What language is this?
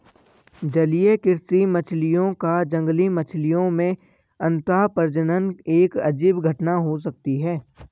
Hindi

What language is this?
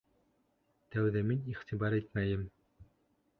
Bashkir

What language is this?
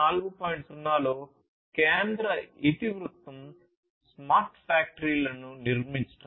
Telugu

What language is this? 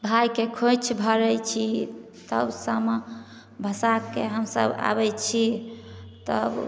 Maithili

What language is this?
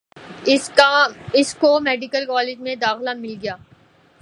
Urdu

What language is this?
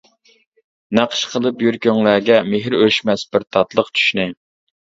Uyghur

